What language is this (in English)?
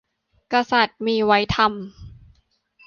Thai